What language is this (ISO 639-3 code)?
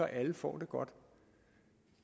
dan